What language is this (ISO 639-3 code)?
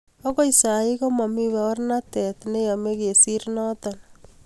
kln